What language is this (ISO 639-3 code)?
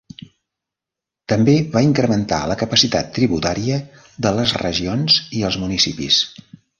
cat